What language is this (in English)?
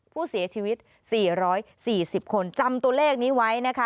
Thai